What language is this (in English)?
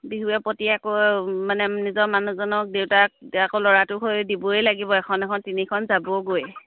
Assamese